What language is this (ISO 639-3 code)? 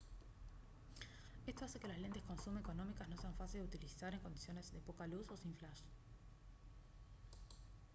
spa